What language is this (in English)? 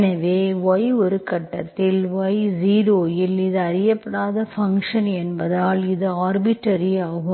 Tamil